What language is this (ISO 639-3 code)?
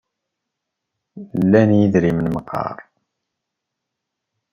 kab